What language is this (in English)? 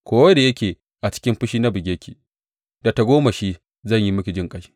Hausa